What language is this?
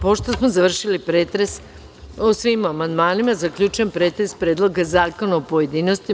Serbian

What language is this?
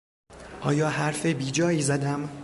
Persian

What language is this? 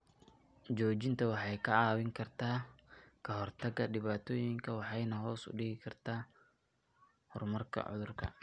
Somali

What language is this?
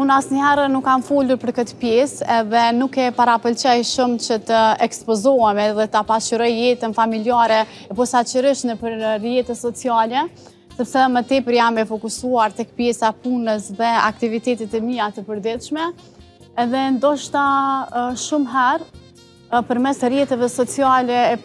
Romanian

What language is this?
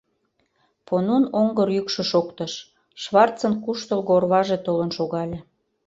Mari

